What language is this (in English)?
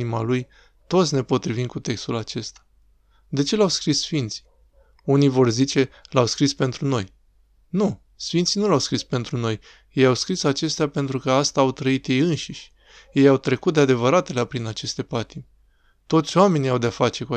Romanian